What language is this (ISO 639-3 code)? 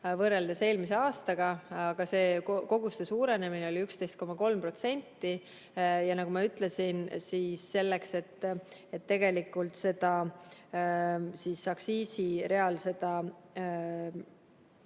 est